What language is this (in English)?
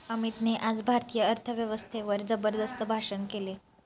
Marathi